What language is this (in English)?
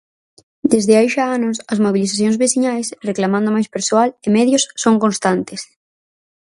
Galician